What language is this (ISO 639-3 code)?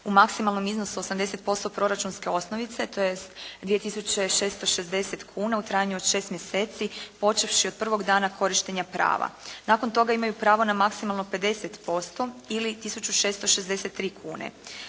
hrv